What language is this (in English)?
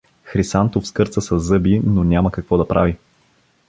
Bulgarian